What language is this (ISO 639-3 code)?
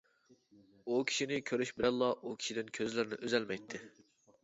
uig